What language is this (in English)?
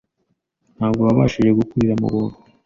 Kinyarwanda